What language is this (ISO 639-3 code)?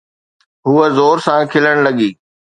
snd